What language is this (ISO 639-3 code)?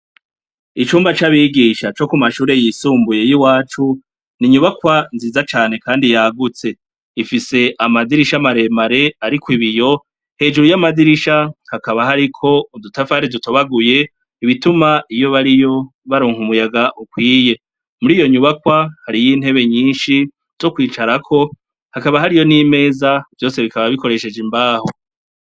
run